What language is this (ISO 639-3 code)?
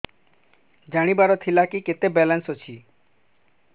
ori